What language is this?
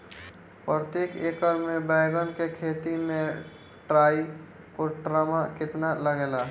Bhojpuri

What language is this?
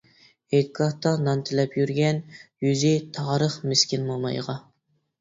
Uyghur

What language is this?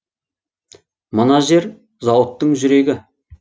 Kazakh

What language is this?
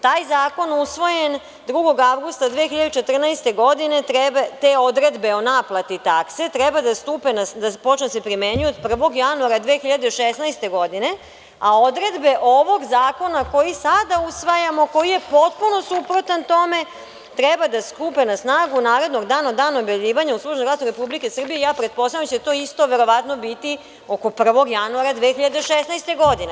Serbian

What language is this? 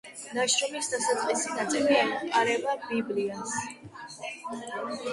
Georgian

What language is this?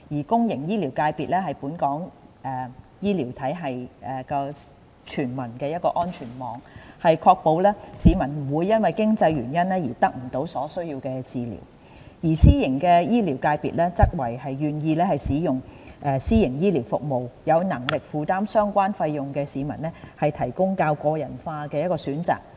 Cantonese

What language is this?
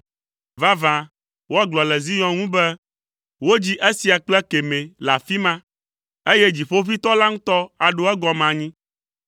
Ewe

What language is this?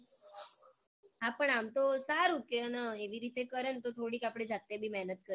Gujarati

